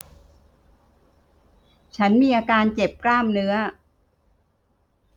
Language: Thai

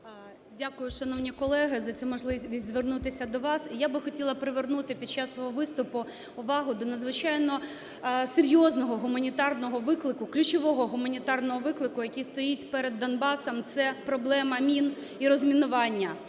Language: Ukrainian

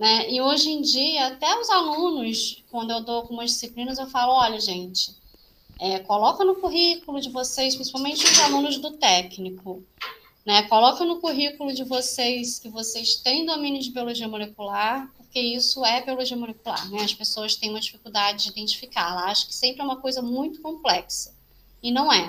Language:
Portuguese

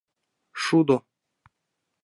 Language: Mari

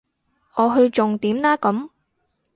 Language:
Cantonese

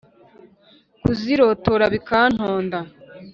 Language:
Kinyarwanda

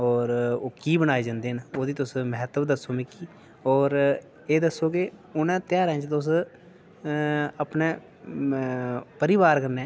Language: Dogri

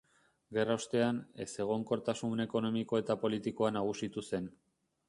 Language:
Basque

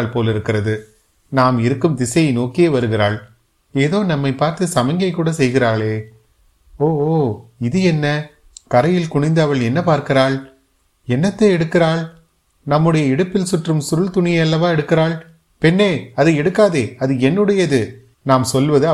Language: Tamil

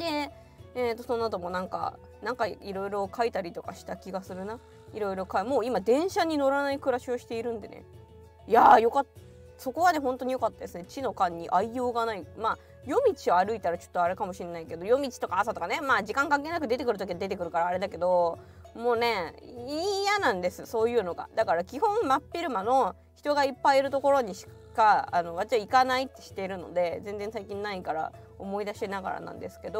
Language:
Japanese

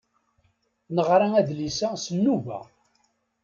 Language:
Kabyle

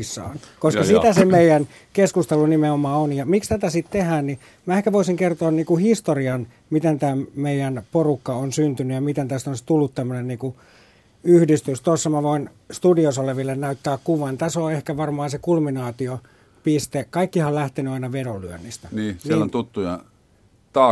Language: Finnish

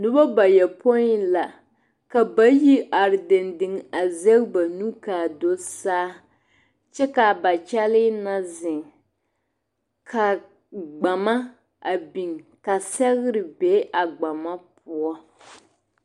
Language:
Southern Dagaare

